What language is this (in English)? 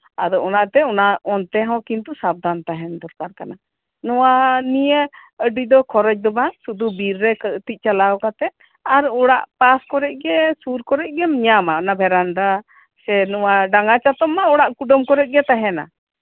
Santali